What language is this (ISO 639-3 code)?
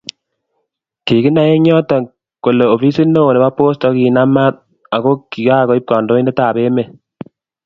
kln